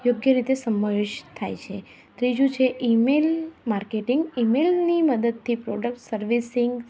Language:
Gujarati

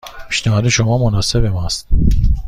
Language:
Persian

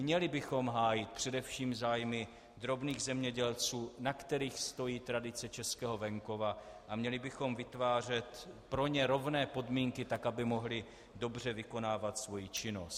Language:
Czech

